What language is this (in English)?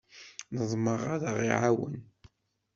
Kabyle